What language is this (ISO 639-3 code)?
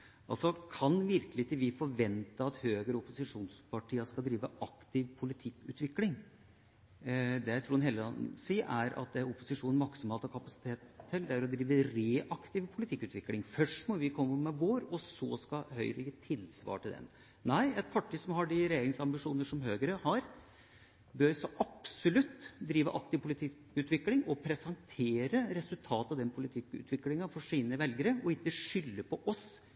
nno